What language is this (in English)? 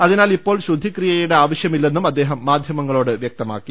Malayalam